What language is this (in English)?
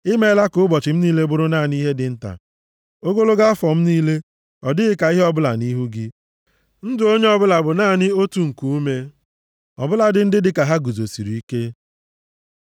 Igbo